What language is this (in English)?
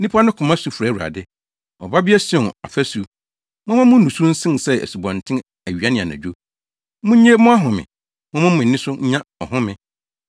Akan